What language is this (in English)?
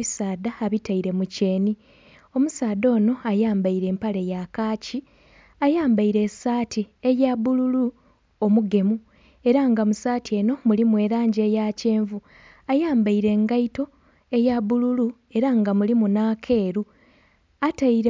Soga